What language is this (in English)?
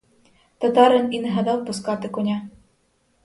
Ukrainian